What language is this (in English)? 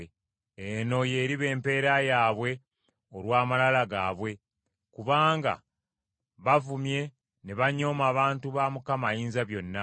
Ganda